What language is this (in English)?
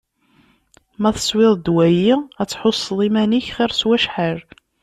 Kabyle